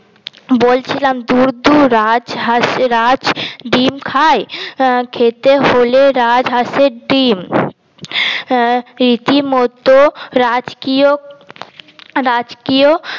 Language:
Bangla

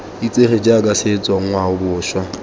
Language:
Tswana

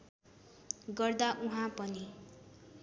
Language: Nepali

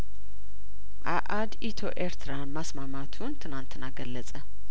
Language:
Amharic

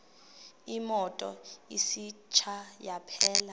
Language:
Xhosa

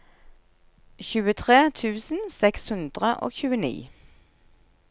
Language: Norwegian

